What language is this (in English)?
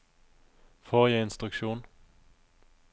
Norwegian